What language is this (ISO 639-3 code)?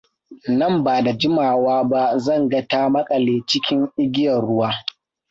hau